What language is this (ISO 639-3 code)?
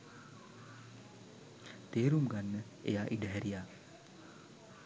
sin